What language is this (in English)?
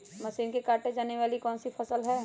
Magahi